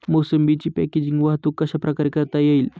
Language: Marathi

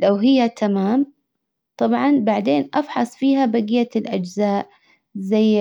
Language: Hijazi Arabic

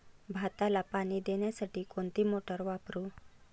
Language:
Marathi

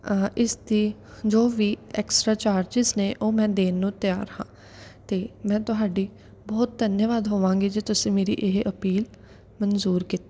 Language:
Punjabi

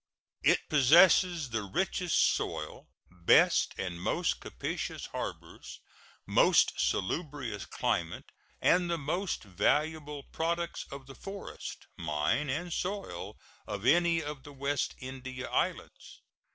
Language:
English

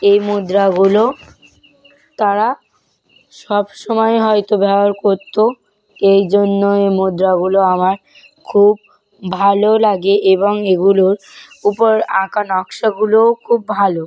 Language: Bangla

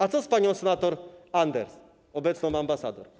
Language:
Polish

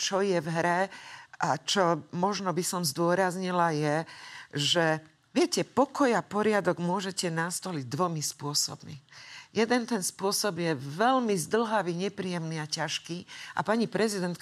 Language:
Slovak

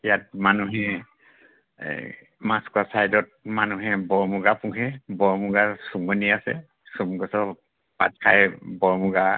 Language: Assamese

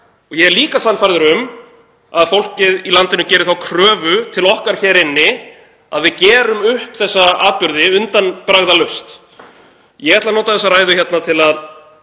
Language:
Icelandic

